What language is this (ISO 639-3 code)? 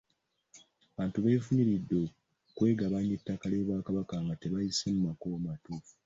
lug